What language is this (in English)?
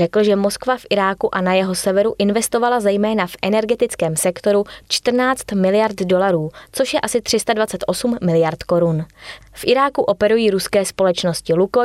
Czech